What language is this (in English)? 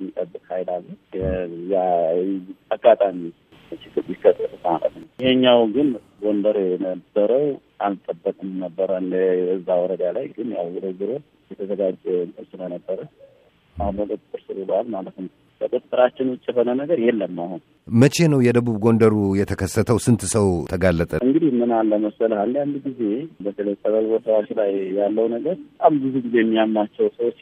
Amharic